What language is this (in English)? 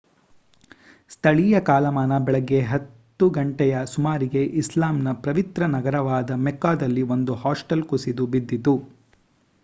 Kannada